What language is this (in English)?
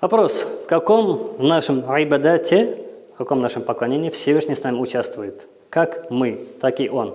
Russian